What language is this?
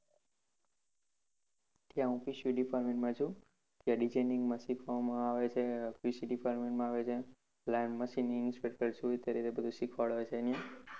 Gujarati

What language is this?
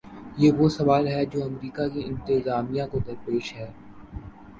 Urdu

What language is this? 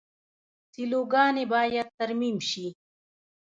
Pashto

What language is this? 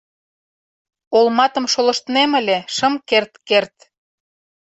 Mari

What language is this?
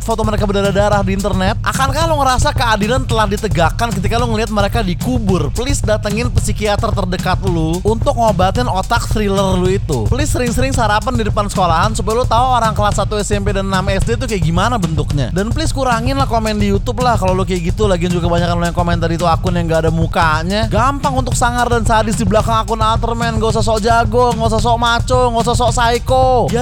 Indonesian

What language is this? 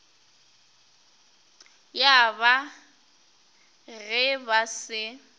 Northern Sotho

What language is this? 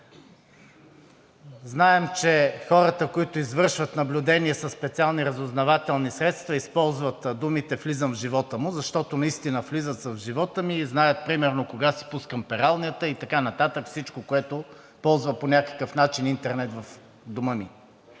Bulgarian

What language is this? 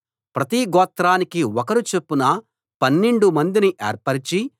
Telugu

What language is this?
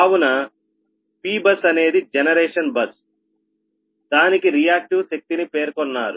Telugu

